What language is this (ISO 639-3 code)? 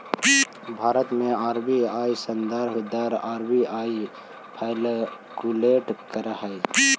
mag